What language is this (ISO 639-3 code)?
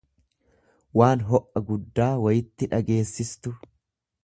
orm